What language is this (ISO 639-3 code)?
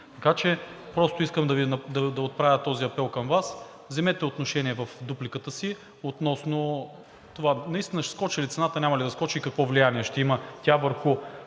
bul